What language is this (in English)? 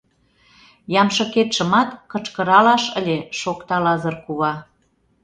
Mari